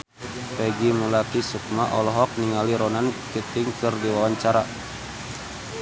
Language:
Sundanese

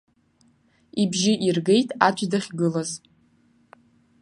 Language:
Abkhazian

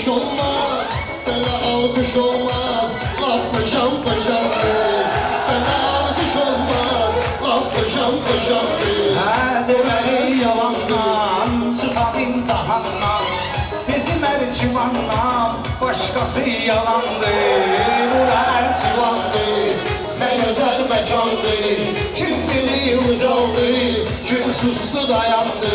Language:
Azerbaijani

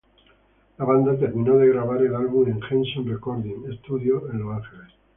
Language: Spanish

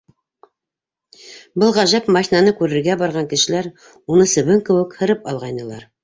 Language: Bashkir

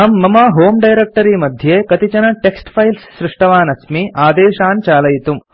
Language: Sanskrit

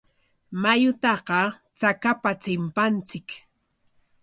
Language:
Corongo Ancash Quechua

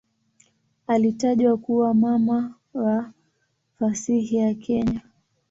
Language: Swahili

